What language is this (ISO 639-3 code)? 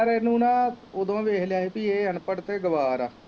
pan